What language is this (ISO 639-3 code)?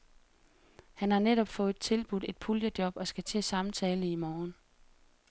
dan